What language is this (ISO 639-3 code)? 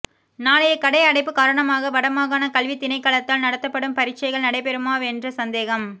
tam